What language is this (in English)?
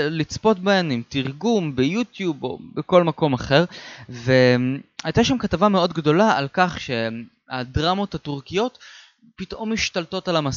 Hebrew